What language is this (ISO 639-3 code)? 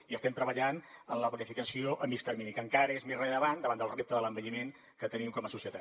cat